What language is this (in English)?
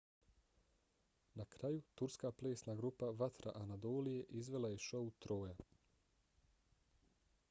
Bosnian